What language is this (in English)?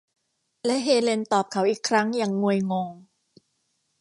Thai